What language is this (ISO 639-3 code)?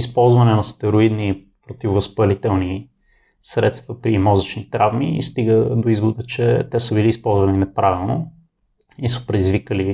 bul